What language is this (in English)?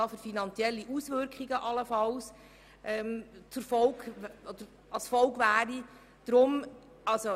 Swiss German